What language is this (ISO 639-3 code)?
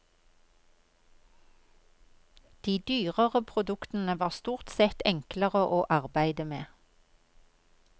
nor